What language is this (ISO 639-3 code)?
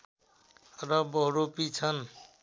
nep